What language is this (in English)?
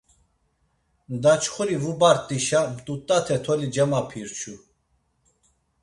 Laz